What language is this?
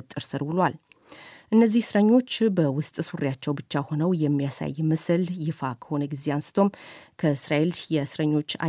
Amharic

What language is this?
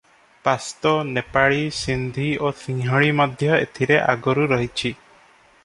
Odia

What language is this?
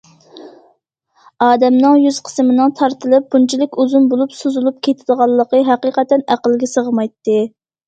Uyghur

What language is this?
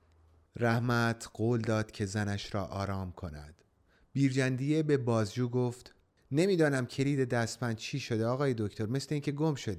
Persian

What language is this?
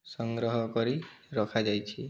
Odia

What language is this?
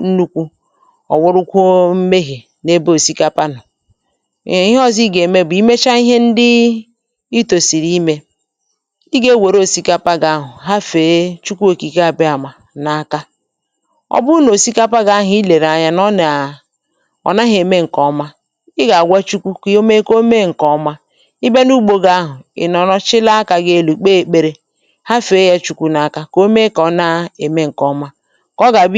Igbo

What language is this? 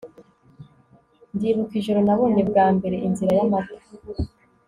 Kinyarwanda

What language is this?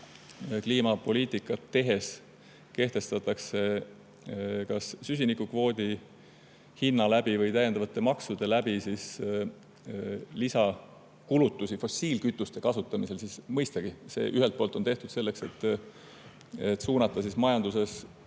Estonian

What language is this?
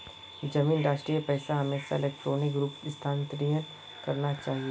Magahi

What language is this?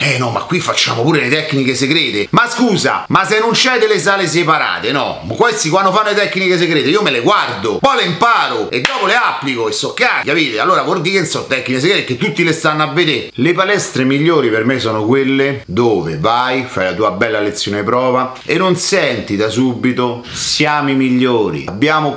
Italian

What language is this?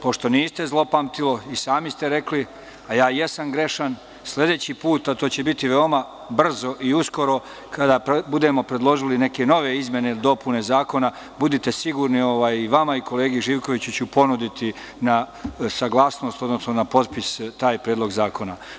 Serbian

